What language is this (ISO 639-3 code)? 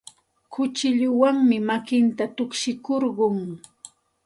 qxt